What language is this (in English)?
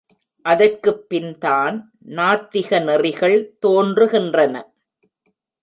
Tamil